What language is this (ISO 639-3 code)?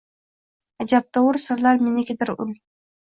uzb